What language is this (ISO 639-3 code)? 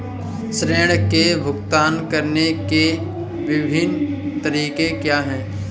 hin